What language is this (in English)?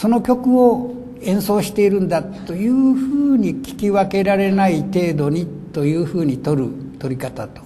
Japanese